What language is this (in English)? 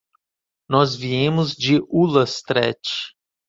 Portuguese